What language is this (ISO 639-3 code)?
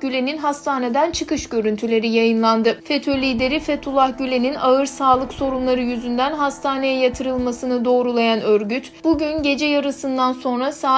tur